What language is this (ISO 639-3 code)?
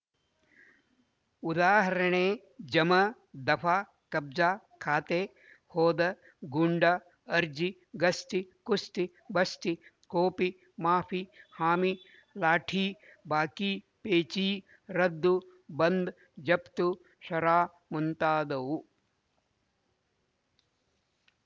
kan